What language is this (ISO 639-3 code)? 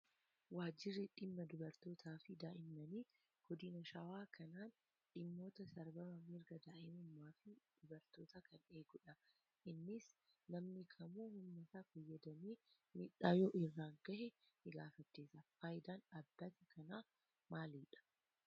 orm